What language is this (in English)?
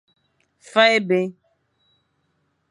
Fang